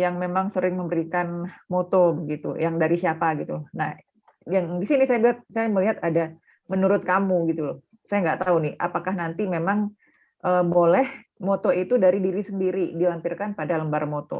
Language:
Indonesian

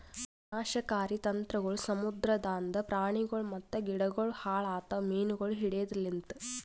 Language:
Kannada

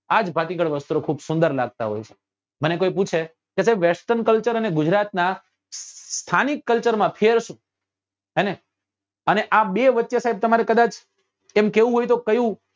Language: Gujarati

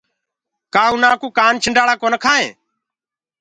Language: Gurgula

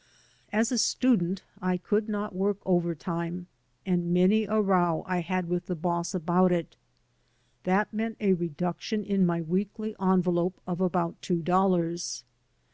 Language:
English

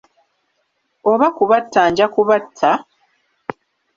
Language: Ganda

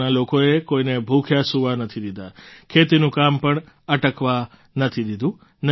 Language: Gujarati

